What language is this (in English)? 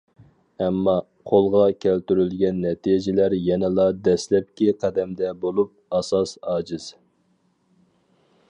Uyghur